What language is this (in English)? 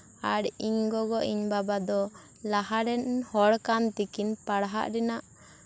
Santali